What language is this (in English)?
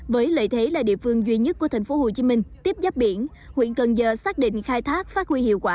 Vietnamese